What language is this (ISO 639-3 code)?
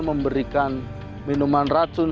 ind